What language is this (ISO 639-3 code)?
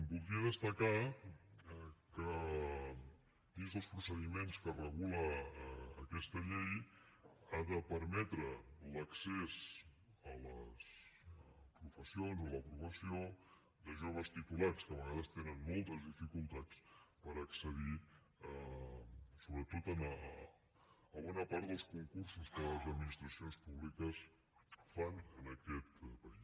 cat